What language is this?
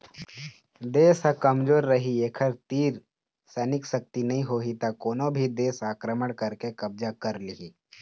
Chhattisgarhi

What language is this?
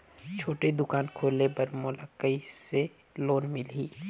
Chhattisgarhi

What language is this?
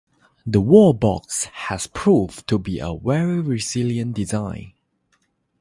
English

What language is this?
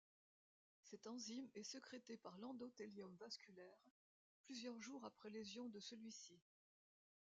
French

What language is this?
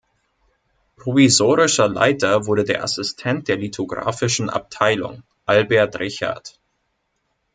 German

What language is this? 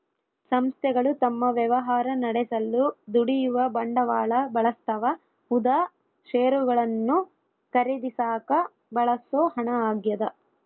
Kannada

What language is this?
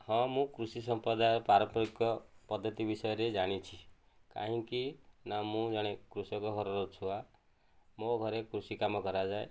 Odia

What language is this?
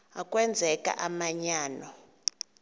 Xhosa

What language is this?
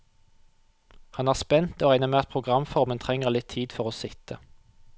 Norwegian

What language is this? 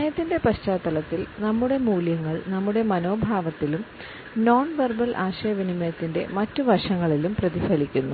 Malayalam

